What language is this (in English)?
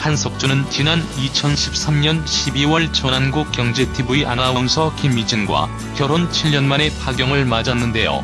Korean